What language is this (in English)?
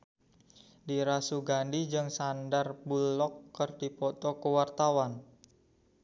Sundanese